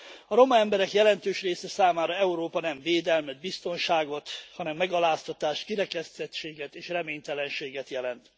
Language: Hungarian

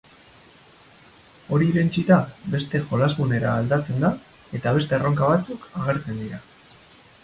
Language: Basque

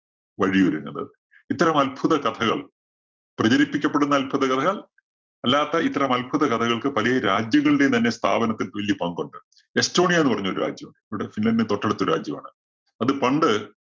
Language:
Malayalam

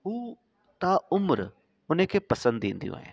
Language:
Sindhi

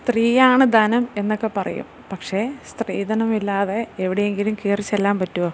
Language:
Malayalam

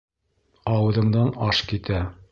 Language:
Bashkir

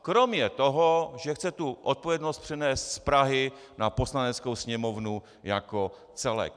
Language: Czech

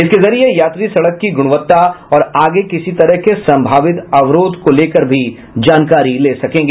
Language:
Hindi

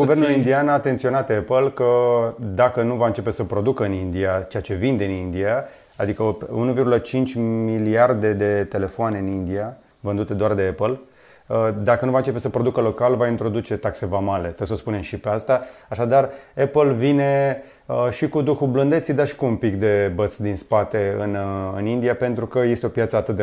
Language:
Romanian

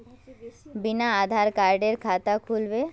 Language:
Magahi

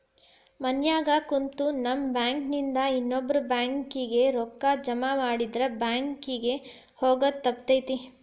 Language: Kannada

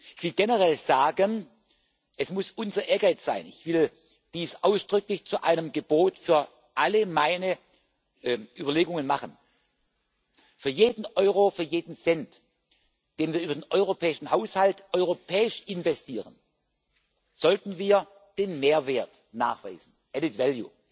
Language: German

